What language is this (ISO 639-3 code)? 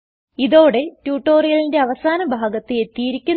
mal